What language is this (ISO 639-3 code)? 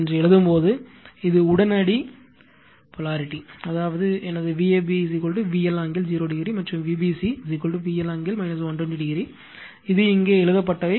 tam